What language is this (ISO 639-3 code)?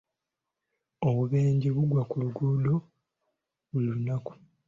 lug